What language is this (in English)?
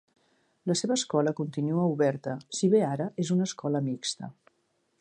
Catalan